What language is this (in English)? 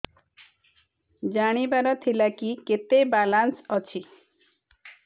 Odia